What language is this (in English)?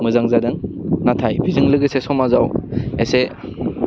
Bodo